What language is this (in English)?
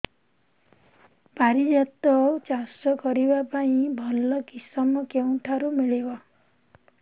Odia